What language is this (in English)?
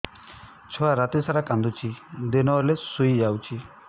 Odia